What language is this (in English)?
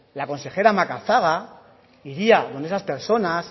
Spanish